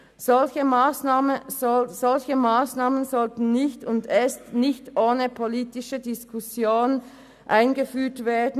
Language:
Swiss German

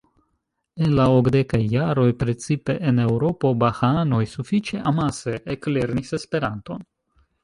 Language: Esperanto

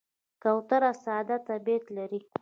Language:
Pashto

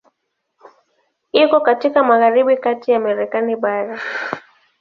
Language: Swahili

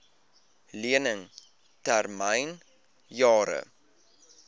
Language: Afrikaans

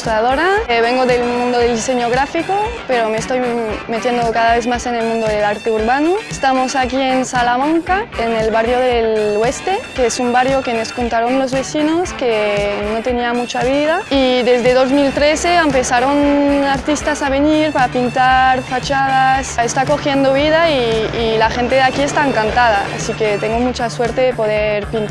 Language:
Spanish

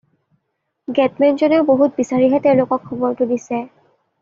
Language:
Assamese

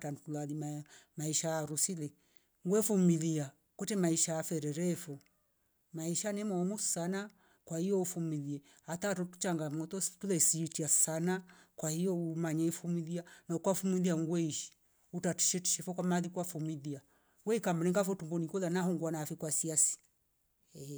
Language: Rombo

